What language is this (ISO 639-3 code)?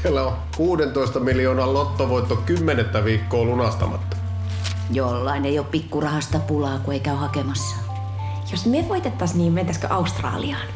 fin